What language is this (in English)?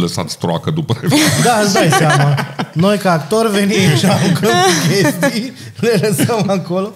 Romanian